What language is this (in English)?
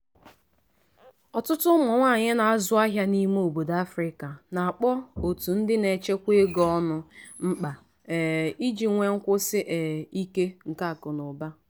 Igbo